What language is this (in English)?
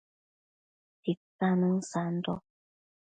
Matsés